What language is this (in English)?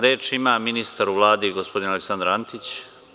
Serbian